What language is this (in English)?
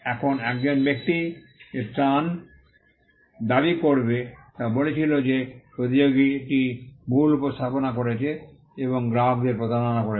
Bangla